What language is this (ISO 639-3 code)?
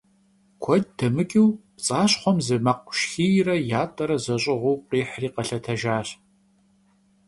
kbd